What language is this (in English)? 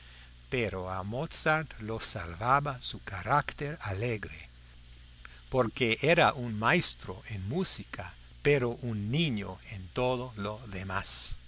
Spanish